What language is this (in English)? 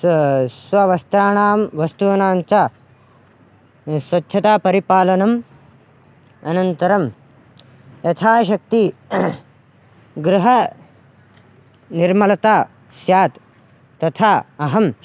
Sanskrit